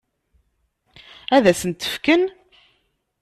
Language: Kabyle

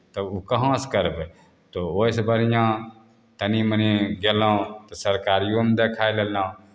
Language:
Maithili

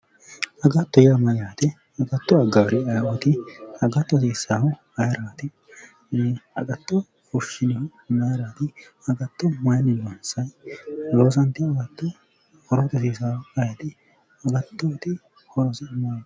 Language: Sidamo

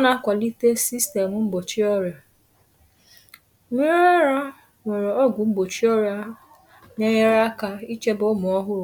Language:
Igbo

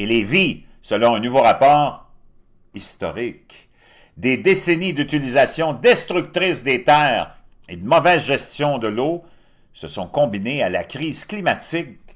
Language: French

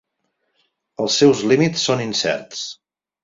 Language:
Catalan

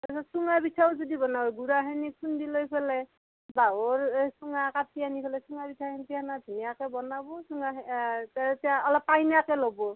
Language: Assamese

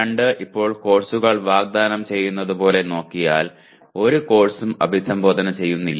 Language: Malayalam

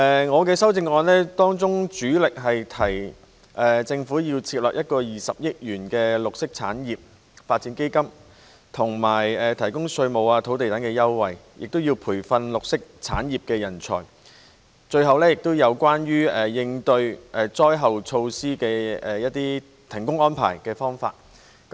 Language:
Cantonese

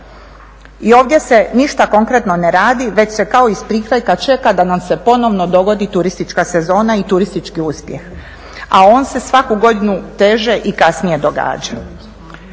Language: Croatian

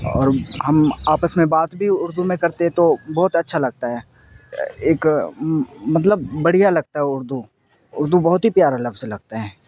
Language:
Urdu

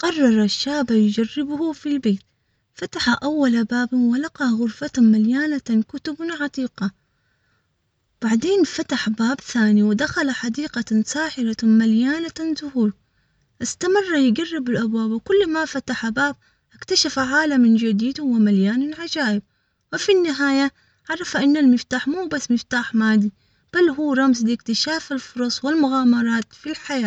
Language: Omani Arabic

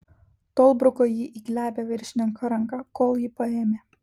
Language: Lithuanian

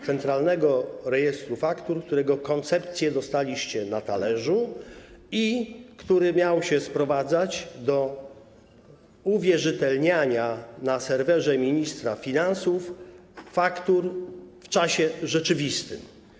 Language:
Polish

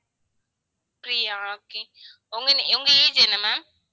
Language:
Tamil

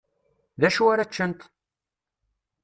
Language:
Kabyle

